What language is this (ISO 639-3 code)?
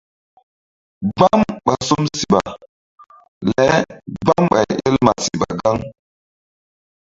mdd